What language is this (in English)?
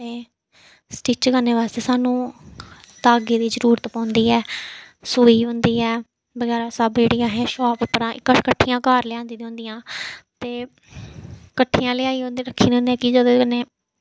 Dogri